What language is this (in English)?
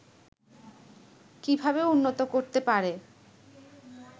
Bangla